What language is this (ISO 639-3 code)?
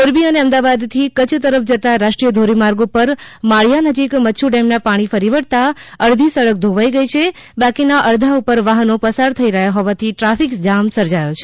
guj